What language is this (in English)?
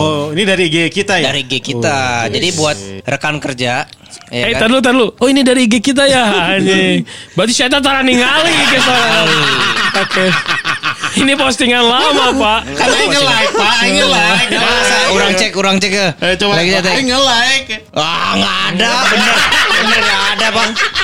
Indonesian